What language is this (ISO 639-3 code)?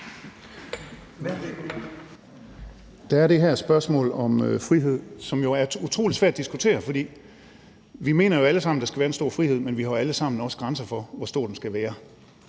dan